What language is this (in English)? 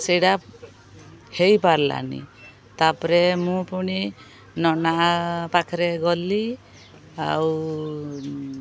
Odia